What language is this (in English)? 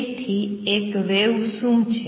Gujarati